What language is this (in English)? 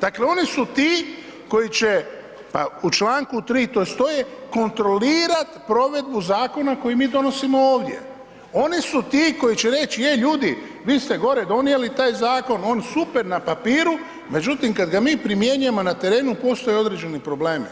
Croatian